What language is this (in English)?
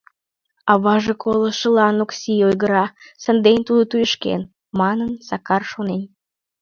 Mari